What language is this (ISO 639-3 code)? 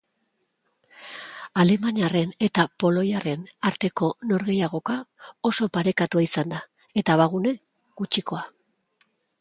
eus